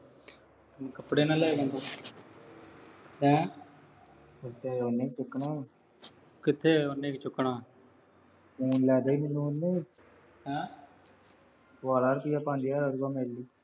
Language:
Punjabi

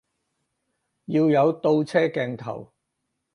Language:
Cantonese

